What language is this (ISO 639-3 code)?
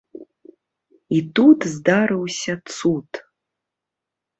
bel